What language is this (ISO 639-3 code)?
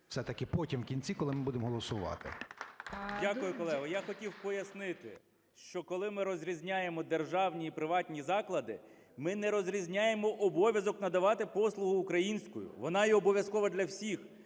ukr